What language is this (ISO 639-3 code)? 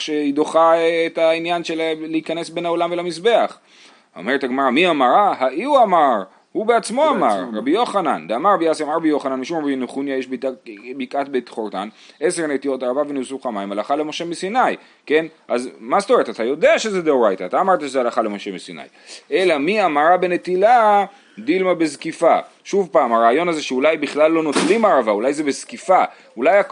heb